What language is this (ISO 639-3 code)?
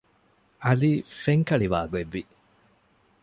div